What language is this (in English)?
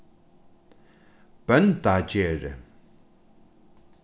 Faroese